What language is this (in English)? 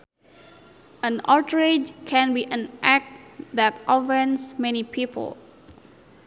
Sundanese